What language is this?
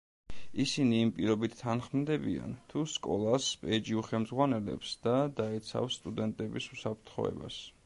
Georgian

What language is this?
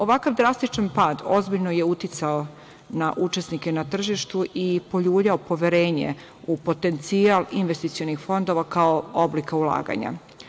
Serbian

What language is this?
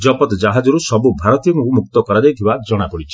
Odia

